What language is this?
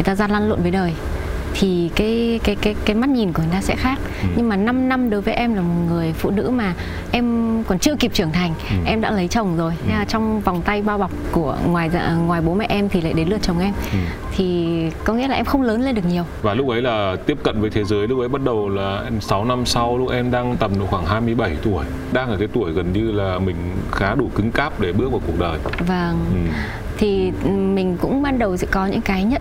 Vietnamese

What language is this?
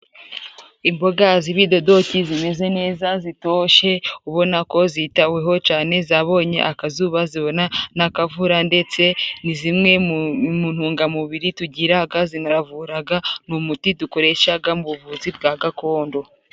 Kinyarwanda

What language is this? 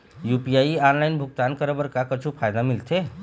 Chhattisgarhi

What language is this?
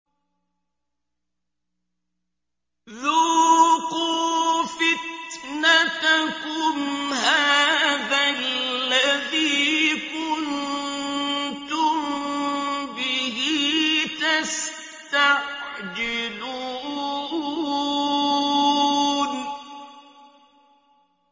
Arabic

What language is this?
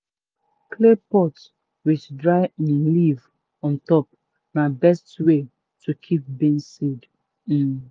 Nigerian Pidgin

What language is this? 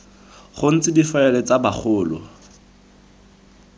Tswana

